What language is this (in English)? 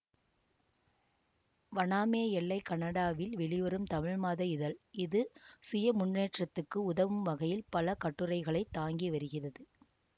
Tamil